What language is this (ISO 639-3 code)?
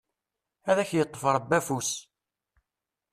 kab